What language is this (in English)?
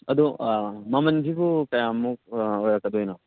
Manipuri